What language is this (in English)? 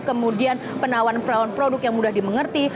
Indonesian